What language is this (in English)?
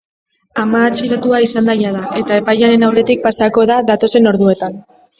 Basque